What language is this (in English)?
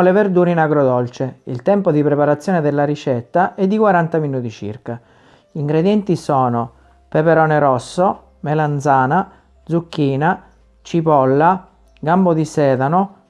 Italian